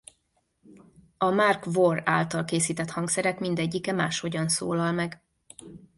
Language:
Hungarian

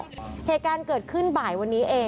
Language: Thai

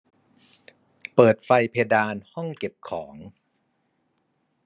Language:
Thai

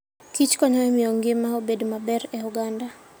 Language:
Luo (Kenya and Tanzania)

